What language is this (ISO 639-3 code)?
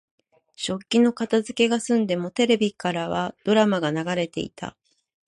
jpn